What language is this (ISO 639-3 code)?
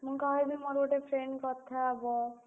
ori